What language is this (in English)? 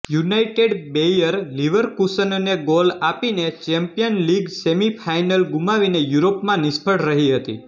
Gujarati